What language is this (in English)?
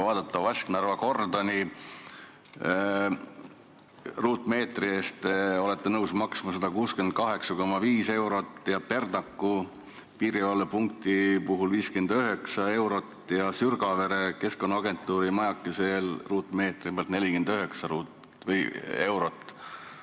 Estonian